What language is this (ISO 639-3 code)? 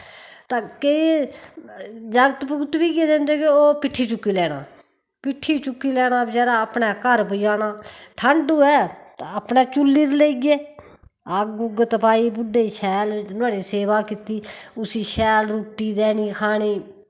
doi